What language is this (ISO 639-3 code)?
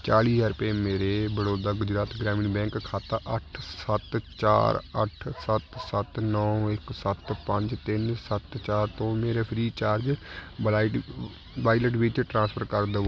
pan